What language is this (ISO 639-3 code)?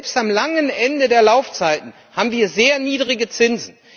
deu